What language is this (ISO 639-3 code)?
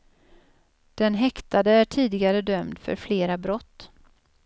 swe